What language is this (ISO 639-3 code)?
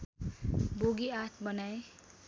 nep